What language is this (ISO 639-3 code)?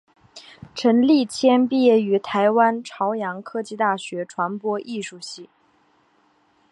zho